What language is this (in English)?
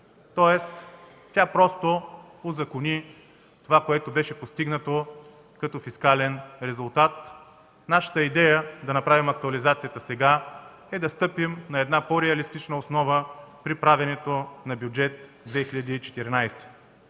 Bulgarian